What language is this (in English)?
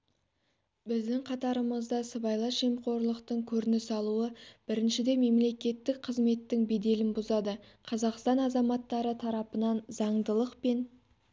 Kazakh